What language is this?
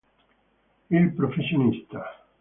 Italian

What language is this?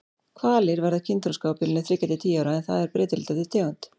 Icelandic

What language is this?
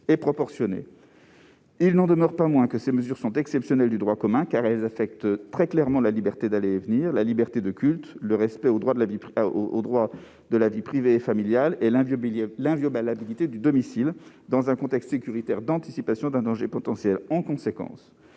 French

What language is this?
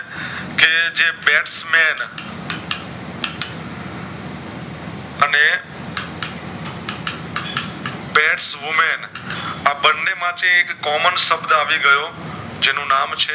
Gujarati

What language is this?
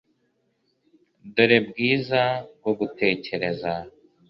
Kinyarwanda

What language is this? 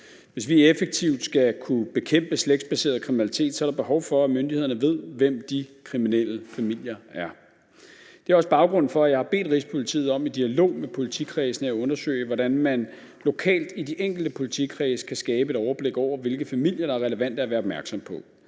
Danish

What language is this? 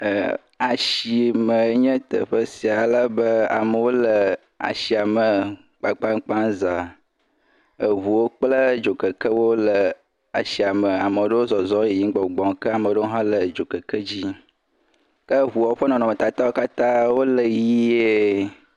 Ewe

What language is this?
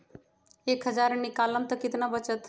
Magahi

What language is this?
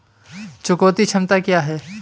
Hindi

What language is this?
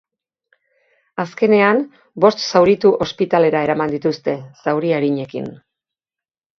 Basque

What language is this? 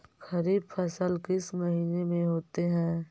Magahi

